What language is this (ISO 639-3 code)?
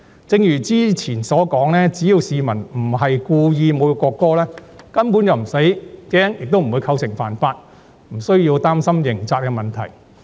yue